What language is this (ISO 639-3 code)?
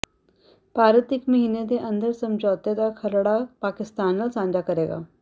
pan